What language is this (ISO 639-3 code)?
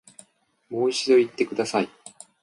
jpn